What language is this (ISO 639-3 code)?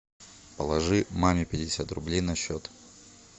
rus